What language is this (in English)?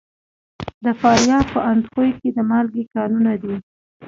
Pashto